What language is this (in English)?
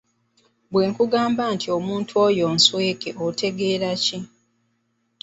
Ganda